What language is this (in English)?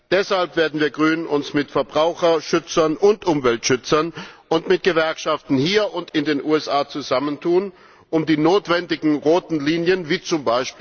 German